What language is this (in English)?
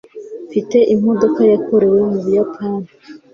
Kinyarwanda